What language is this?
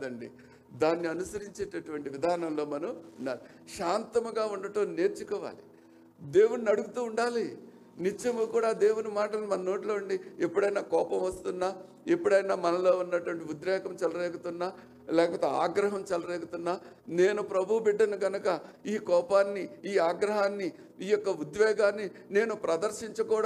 Telugu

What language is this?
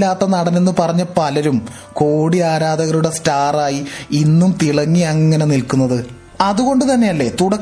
Malayalam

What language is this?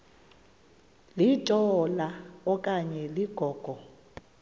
Xhosa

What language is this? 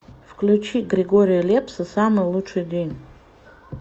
Russian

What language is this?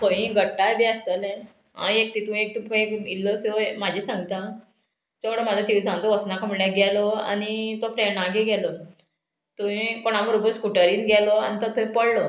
Konkani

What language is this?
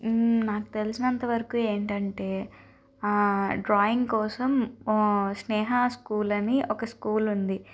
Telugu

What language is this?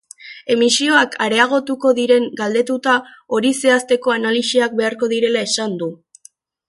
Basque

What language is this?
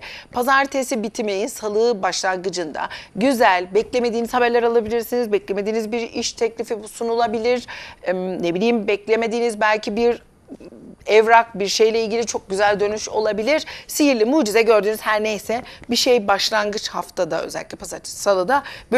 Turkish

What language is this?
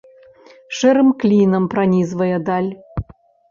Belarusian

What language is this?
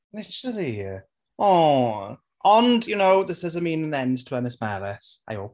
Welsh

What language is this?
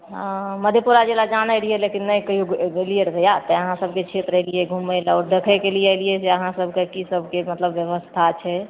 Maithili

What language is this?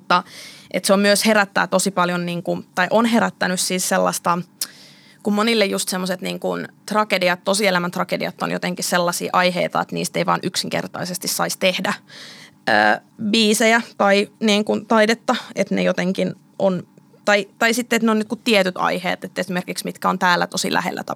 Finnish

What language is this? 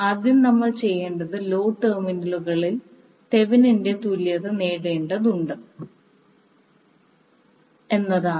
Malayalam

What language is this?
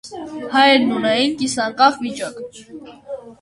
Armenian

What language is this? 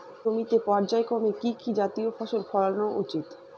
Bangla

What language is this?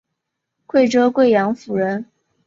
Chinese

